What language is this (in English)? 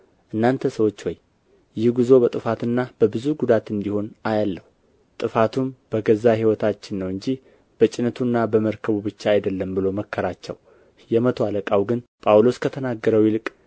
Amharic